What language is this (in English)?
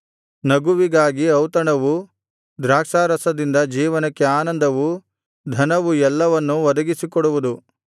Kannada